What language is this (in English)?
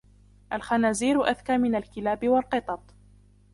Arabic